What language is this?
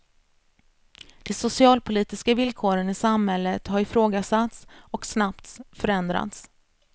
Swedish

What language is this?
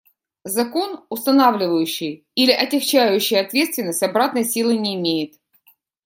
Russian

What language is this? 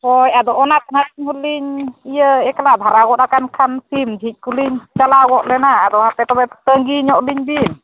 Santali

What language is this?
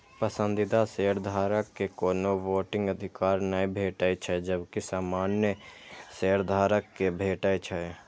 Maithili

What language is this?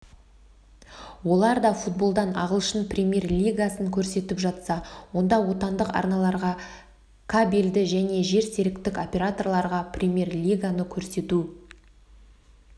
Kazakh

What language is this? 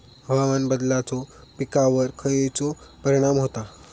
Marathi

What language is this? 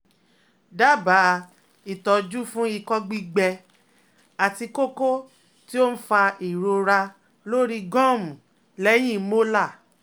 Yoruba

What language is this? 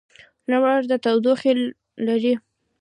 Pashto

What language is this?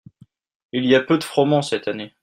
French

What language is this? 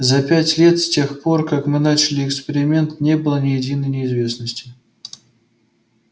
Russian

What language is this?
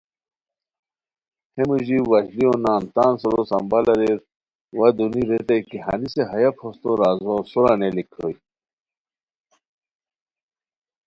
Khowar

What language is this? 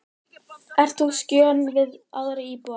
Icelandic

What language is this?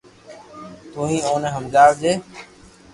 Loarki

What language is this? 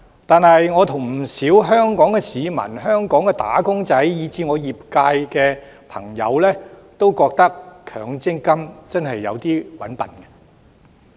Cantonese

